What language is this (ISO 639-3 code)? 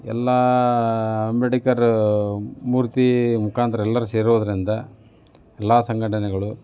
kan